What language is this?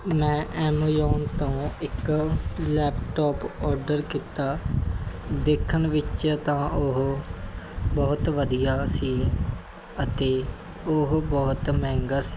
Punjabi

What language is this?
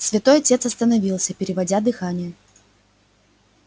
Russian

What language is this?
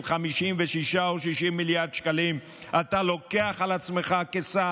Hebrew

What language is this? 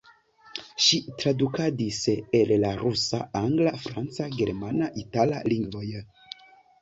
Esperanto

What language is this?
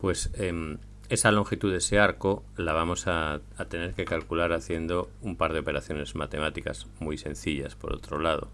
Spanish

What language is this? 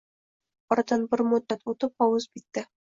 Uzbek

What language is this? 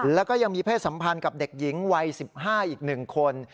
Thai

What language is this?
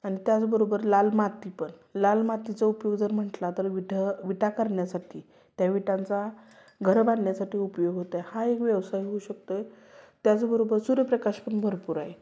Marathi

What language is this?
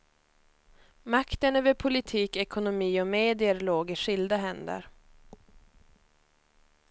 Swedish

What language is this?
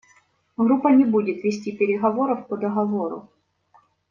Russian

